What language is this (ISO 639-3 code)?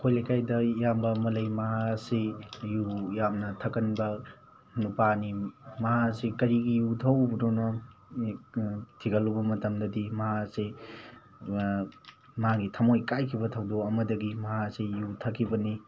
mni